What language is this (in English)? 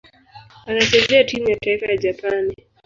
Swahili